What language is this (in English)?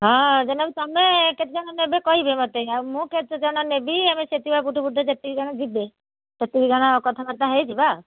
Odia